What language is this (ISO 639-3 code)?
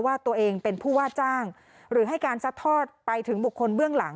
tha